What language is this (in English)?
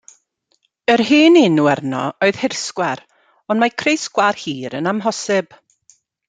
Welsh